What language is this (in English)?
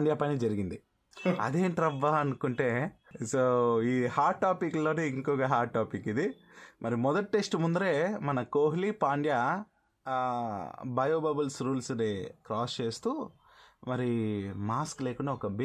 Telugu